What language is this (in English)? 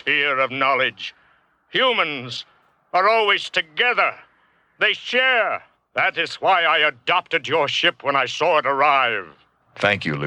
English